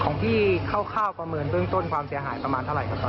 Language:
Thai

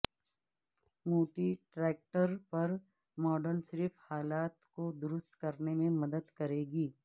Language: Urdu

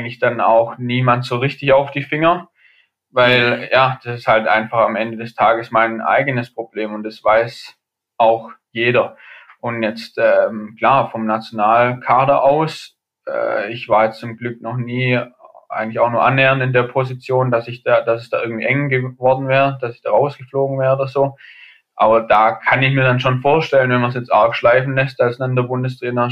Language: German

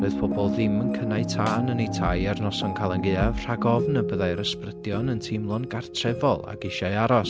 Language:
Welsh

